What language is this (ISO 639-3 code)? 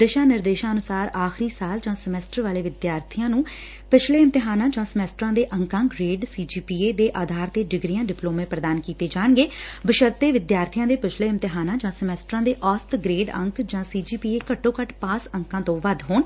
pan